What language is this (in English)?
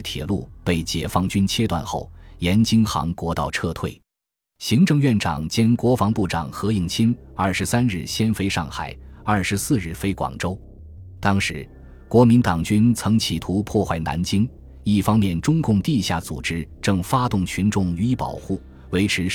Chinese